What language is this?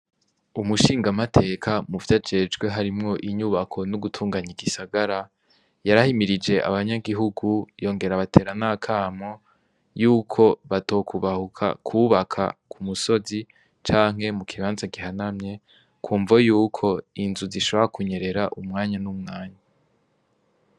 Rundi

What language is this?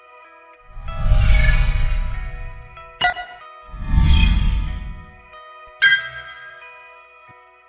Vietnamese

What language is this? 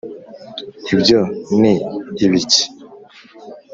Kinyarwanda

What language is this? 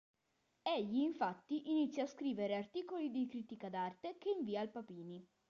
Italian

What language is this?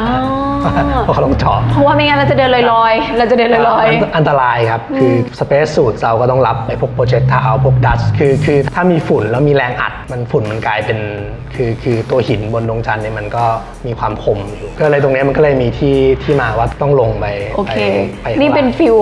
Thai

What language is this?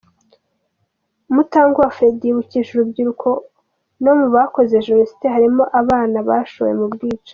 Kinyarwanda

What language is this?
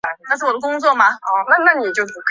Chinese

